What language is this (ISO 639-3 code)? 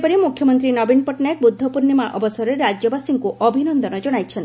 ori